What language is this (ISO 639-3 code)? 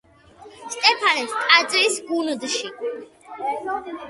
kat